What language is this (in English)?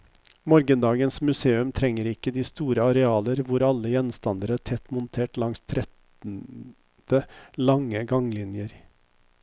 Norwegian